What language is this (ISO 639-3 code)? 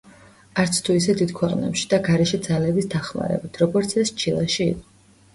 kat